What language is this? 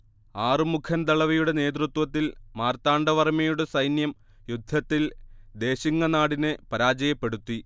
Malayalam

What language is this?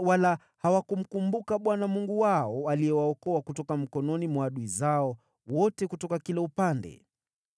Swahili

